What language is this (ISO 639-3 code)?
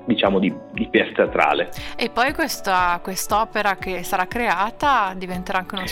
ita